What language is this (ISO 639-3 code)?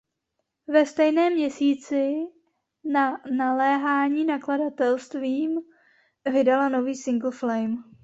ces